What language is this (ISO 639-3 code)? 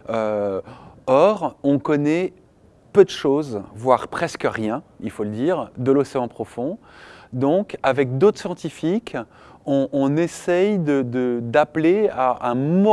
fra